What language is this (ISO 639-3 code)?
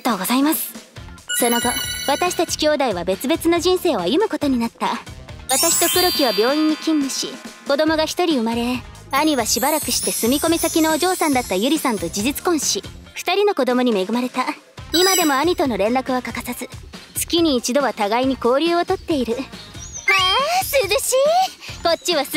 jpn